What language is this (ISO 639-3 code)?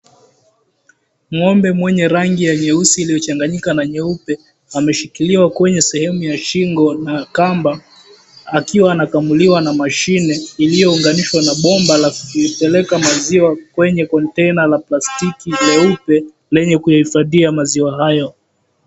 swa